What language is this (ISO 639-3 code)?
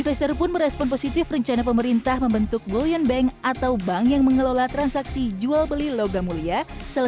ind